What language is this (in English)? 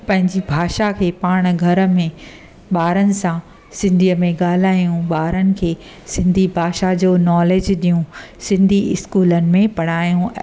Sindhi